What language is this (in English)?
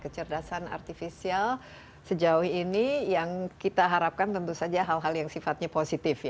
Indonesian